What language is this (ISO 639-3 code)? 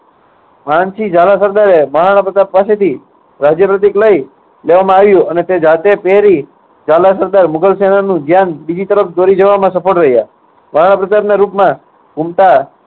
guj